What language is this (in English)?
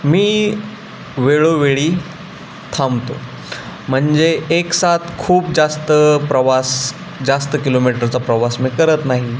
Marathi